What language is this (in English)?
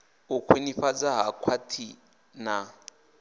Venda